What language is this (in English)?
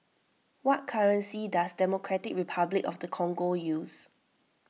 English